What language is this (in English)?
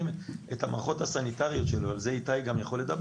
Hebrew